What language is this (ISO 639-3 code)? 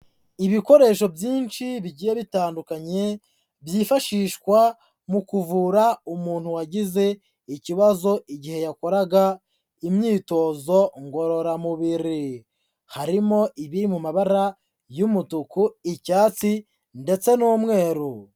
kin